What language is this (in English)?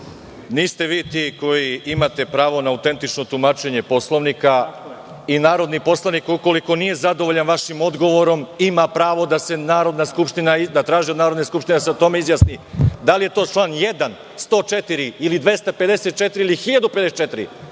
Serbian